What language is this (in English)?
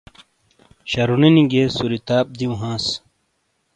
Shina